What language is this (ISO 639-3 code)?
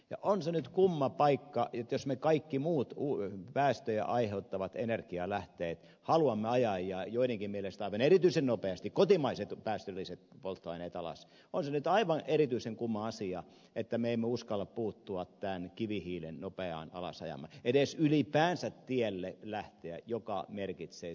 fin